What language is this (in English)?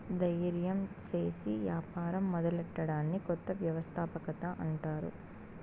Telugu